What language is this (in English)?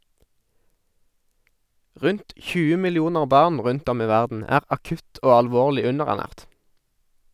Norwegian